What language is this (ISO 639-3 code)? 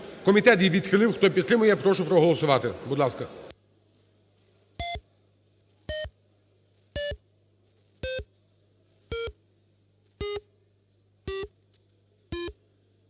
ukr